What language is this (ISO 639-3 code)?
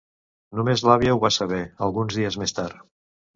cat